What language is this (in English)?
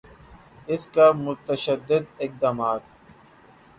Urdu